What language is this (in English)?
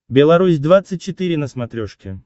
Russian